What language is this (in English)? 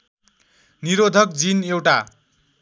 Nepali